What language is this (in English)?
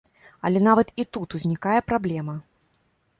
Belarusian